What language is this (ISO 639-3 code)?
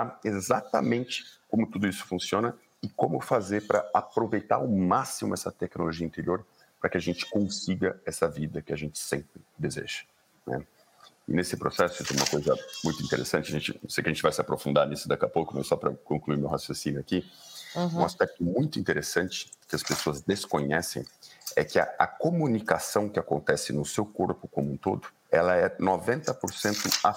por